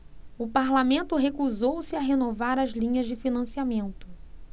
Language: Portuguese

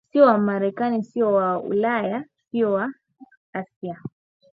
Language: Swahili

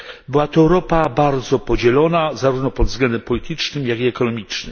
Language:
Polish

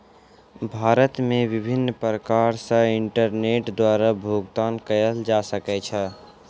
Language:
Maithili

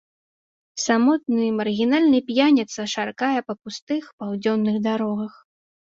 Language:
Belarusian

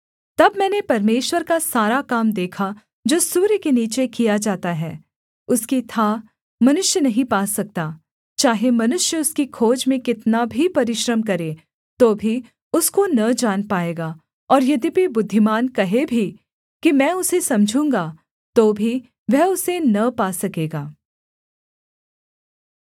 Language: Hindi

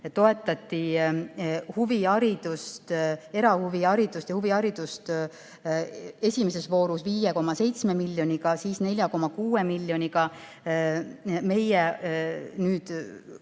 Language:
Estonian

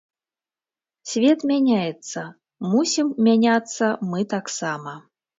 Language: Belarusian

